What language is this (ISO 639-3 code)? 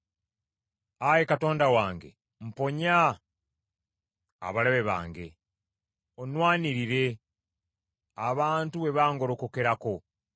lug